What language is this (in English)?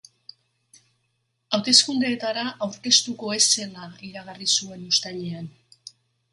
Basque